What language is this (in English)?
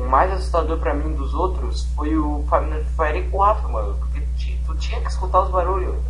Portuguese